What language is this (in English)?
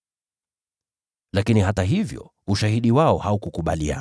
Swahili